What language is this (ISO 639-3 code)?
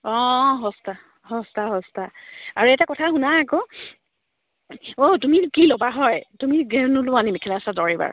asm